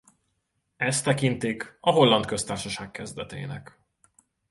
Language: Hungarian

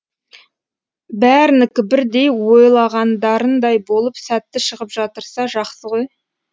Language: Kazakh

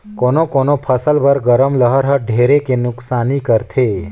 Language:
Chhattisgarhi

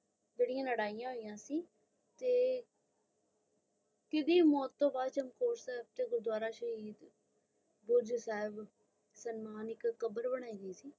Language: Punjabi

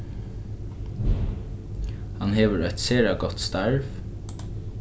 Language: Faroese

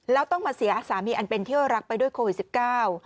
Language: Thai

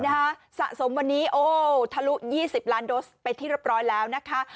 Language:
Thai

